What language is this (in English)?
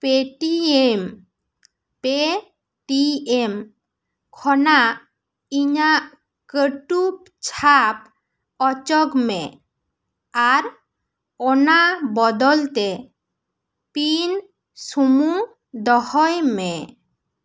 Santali